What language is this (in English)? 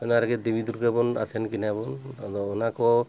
Santali